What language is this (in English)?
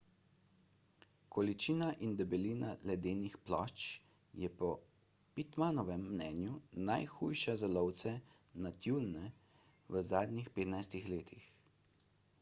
Slovenian